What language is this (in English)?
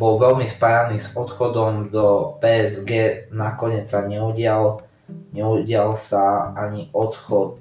Slovak